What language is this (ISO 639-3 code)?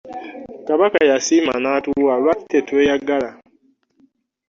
lug